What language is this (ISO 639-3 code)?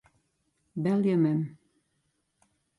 fry